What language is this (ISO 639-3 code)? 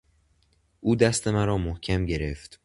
fas